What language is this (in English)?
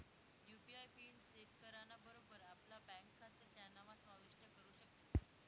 Marathi